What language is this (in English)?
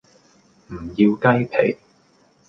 Cantonese